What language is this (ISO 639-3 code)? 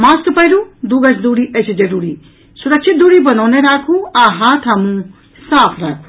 mai